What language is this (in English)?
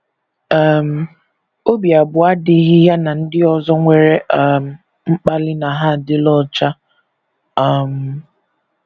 Igbo